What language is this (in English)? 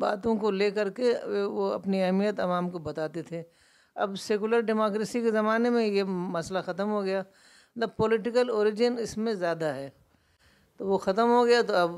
Urdu